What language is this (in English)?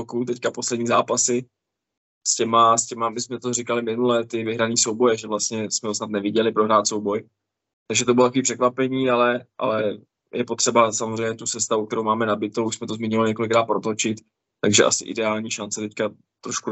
Czech